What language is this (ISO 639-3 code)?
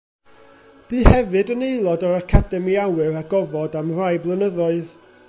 cym